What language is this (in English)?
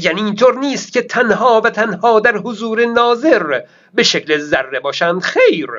Persian